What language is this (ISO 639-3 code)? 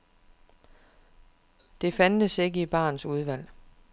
dan